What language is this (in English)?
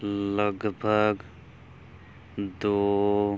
Punjabi